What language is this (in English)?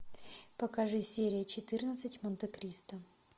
Russian